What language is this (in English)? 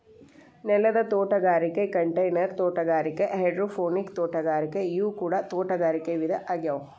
Kannada